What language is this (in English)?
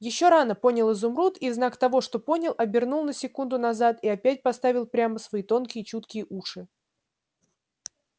Russian